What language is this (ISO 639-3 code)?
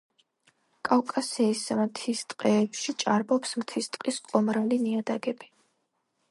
kat